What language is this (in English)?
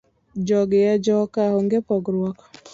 Luo (Kenya and Tanzania)